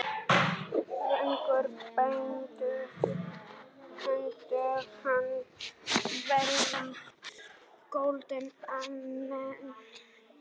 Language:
Icelandic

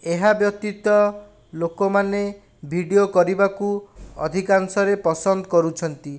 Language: Odia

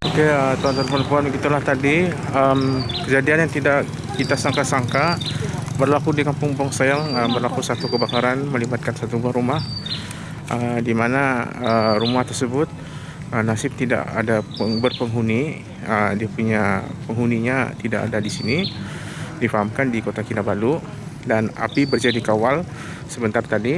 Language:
Indonesian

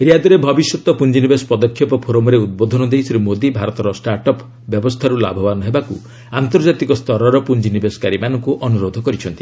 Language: Odia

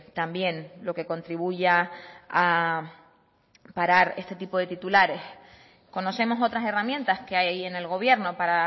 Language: Spanish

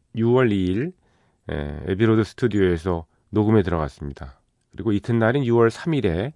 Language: Korean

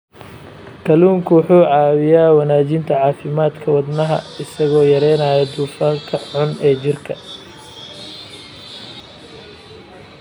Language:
Somali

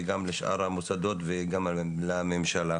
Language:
Hebrew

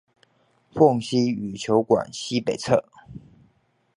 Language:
Chinese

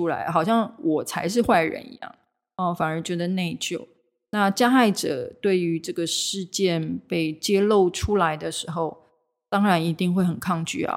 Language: Chinese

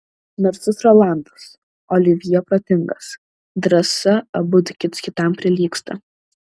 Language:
Lithuanian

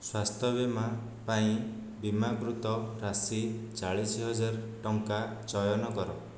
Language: Odia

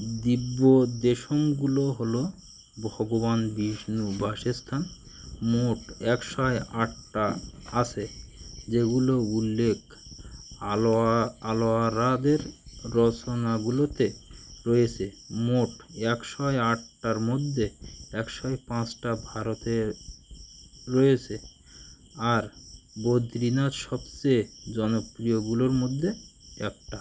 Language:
Bangla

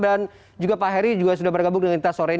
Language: Indonesian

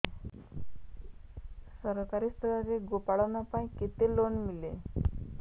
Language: Odia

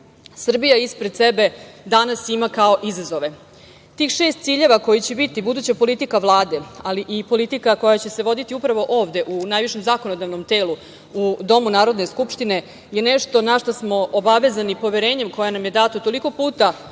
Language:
Serbian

